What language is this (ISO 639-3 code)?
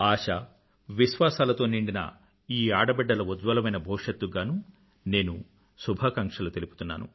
tel